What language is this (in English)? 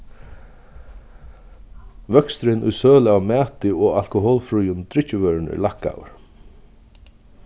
Faroese